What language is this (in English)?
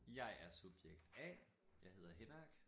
Danish